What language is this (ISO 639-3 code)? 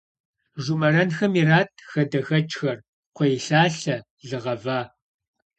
kbd